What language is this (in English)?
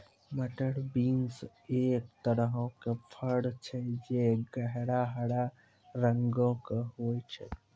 Maithili